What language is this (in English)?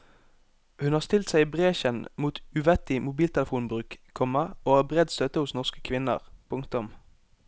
Norwegian